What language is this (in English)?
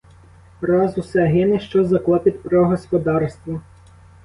Ukrainian